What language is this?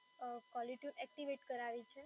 Gujarati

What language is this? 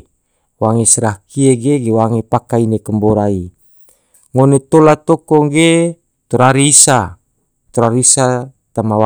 Tidore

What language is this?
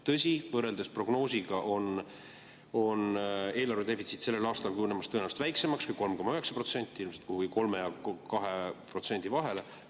Estonian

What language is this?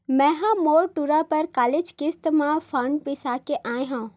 Chhattisgarhi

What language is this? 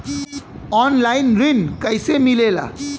Bhojpuri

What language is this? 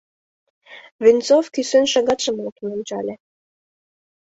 Mari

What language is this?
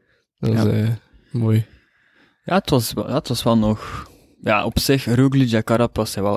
Dutch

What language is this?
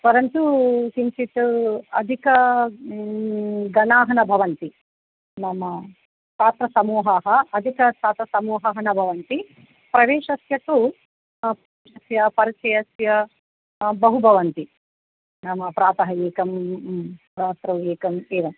Sanskrit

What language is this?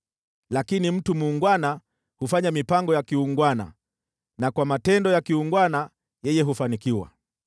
Swahili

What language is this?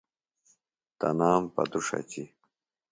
Phalura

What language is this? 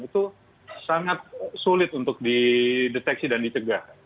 Indonesian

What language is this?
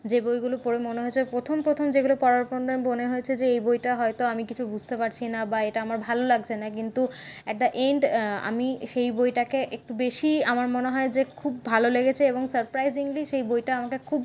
Bangla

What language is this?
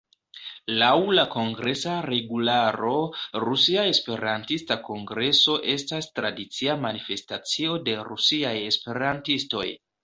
Esperanto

